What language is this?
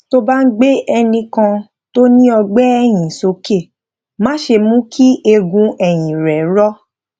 Yoruba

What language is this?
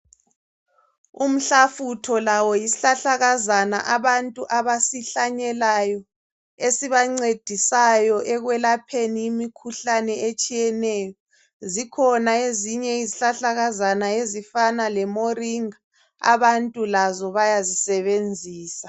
North Ndebele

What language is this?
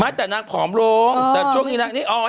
Thai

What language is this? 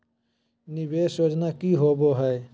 Magahi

